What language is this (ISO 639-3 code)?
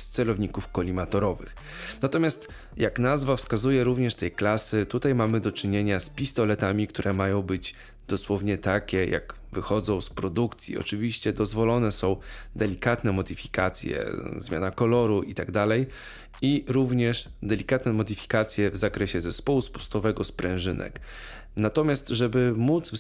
pol